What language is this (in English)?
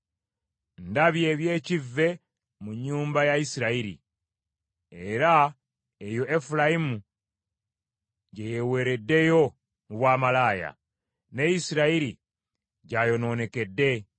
Ganda